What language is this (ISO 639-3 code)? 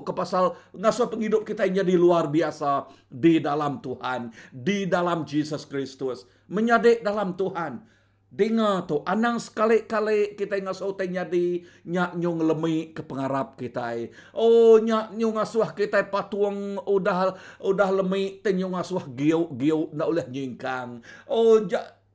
msa